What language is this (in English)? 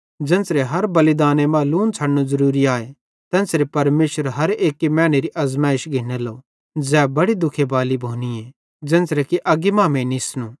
Bhadrawahi